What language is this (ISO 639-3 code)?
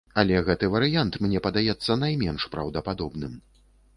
bel